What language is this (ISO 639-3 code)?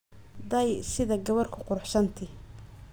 som